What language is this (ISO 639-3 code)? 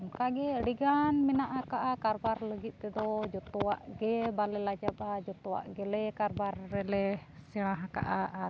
sat